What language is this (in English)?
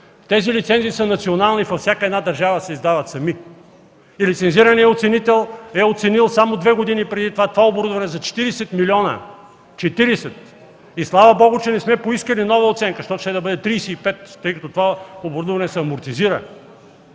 Bulgarian